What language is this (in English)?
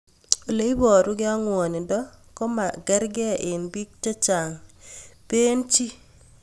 Kalenjin